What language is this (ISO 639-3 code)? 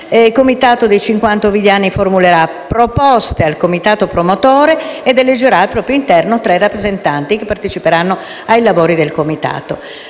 ita